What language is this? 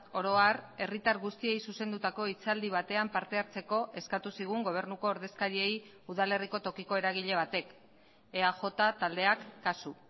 Basque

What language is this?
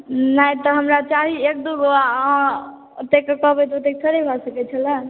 Maithili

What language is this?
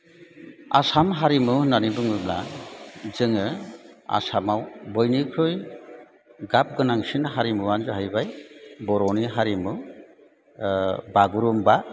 Bodo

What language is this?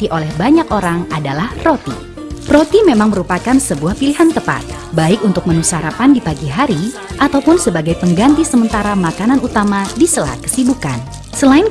Indonesian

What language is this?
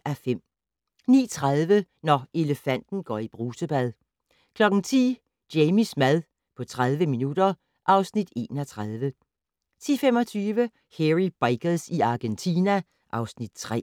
Danish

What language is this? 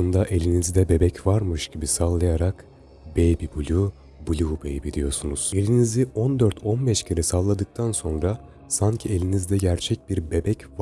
Turkish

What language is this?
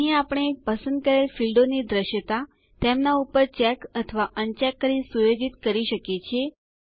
Gujarati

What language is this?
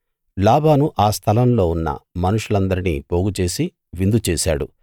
Telugu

